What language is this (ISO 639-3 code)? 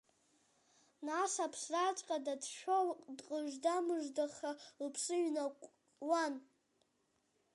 abk